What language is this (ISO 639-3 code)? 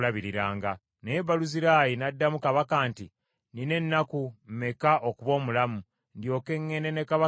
lug